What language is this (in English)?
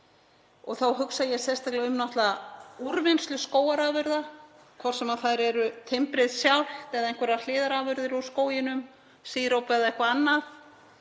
Icelandic